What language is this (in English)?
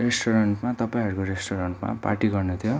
Nepali